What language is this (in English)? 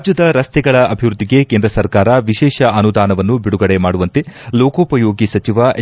Kannada